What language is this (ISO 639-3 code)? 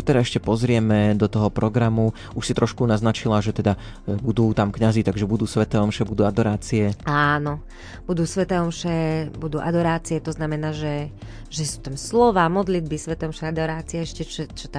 slk